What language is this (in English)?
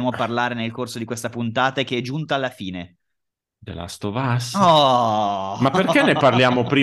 Italian